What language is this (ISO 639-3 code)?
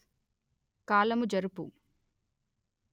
tel